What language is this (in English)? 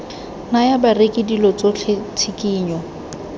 Tswana